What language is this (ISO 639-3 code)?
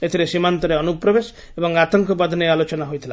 ori